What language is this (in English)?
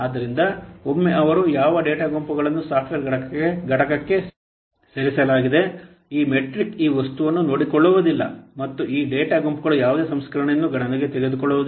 Kannada